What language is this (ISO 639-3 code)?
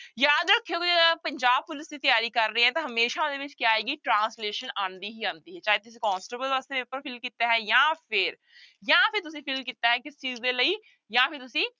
pan